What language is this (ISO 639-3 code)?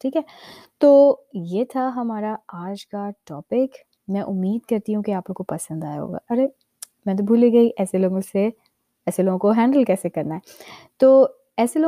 urd